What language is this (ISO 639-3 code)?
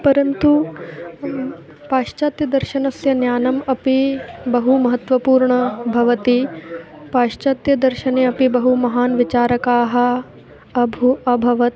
san